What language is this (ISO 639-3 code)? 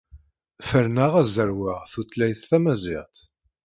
kab